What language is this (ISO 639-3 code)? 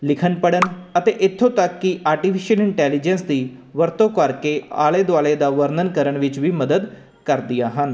pan